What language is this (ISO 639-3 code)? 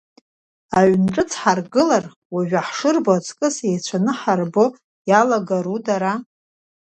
abk